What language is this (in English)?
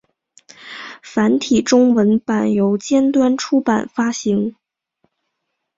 Chinese